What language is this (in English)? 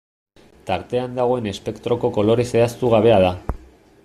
Basque